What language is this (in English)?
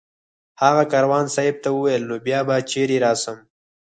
Pashto